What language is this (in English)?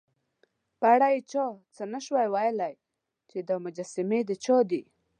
Pashto